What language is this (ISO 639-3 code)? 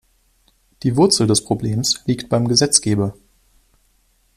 deu